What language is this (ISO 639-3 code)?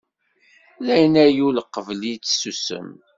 kab